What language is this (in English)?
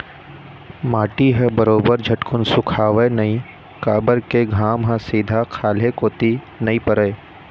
Chhattisgarhi